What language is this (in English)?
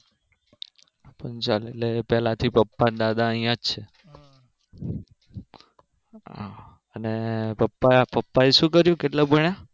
Gujarati